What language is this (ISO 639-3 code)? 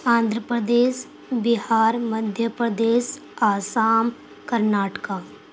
urd